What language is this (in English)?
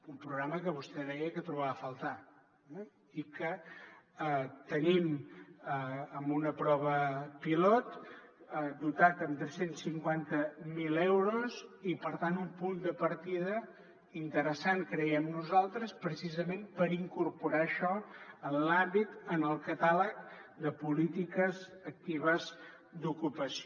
Catalan